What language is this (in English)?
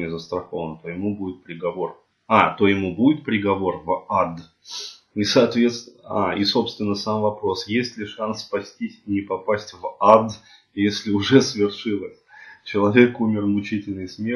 Russian